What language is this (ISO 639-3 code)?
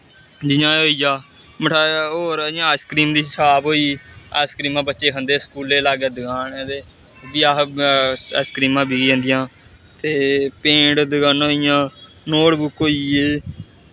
doi